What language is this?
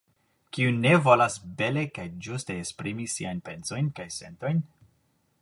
Esperanto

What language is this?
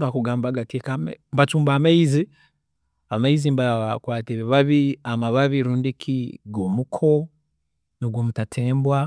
Tooro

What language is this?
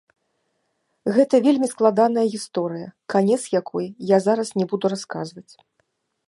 Belarusian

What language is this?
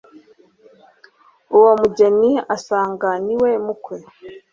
Kinyarwanda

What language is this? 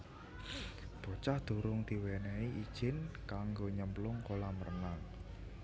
Javanese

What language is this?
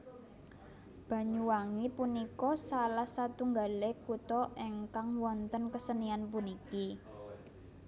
Javanese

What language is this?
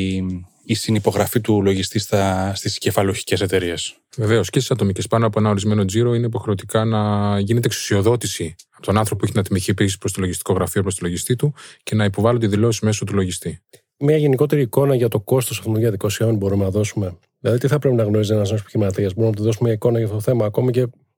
Greek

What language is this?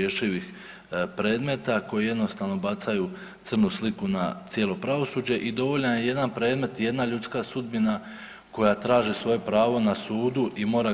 Croatian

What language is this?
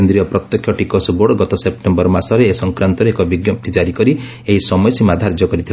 Odia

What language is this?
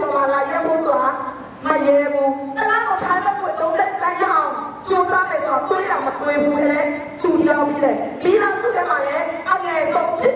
Thai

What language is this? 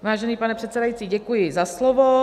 Czech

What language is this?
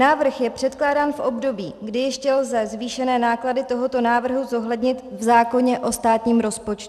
Czech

